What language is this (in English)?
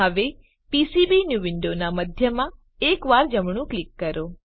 Gujarati